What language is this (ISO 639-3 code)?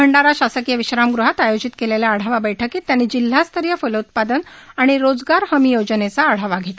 mar